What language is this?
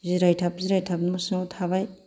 Bodo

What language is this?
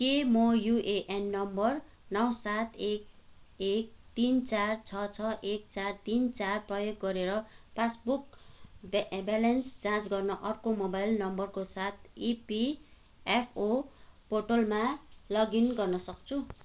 Nepali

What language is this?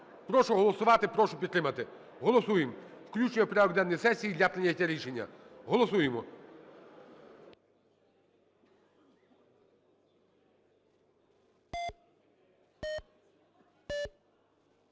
Ukrainian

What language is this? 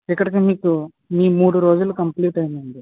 Telugu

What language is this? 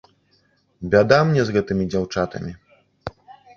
Belarusian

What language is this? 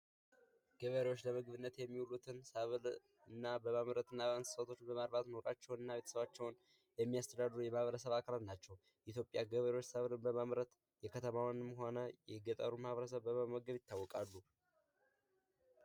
Amharic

